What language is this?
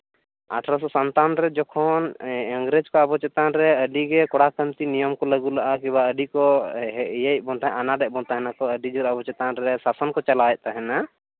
Santali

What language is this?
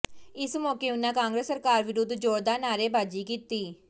Punjabi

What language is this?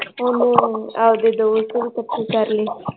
Punjabi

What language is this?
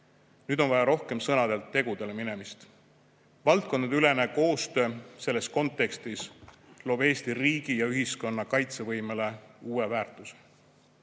Estonian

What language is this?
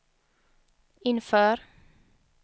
Swedish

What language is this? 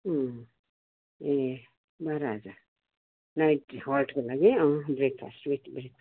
Nepali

